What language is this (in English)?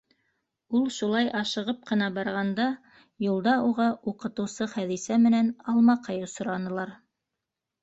Bashkir